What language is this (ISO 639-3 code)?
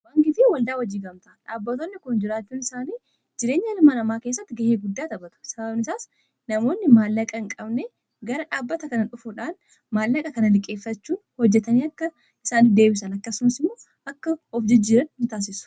orm